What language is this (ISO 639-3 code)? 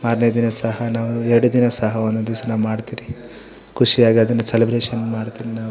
kan